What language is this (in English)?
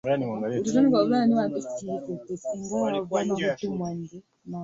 Swahili